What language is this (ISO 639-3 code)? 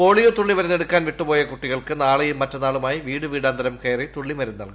mal